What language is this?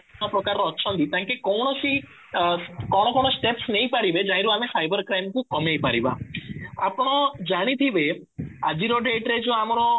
Odia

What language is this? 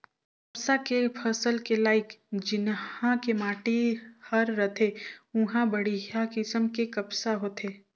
Chhattisgarhi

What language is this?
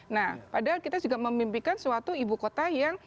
Indonesian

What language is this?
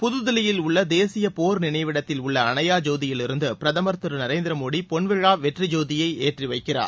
Tamil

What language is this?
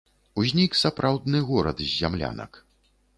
Belarusian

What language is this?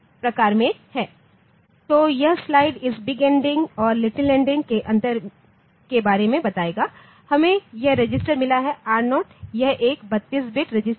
Hindi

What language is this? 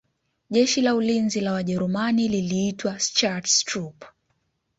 Swahili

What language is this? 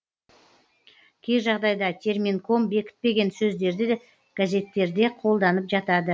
Kazakh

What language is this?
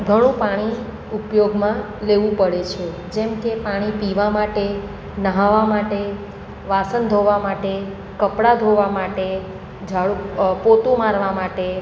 Gujarati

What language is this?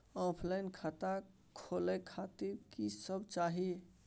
Maithili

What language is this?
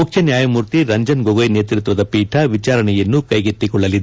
Kannada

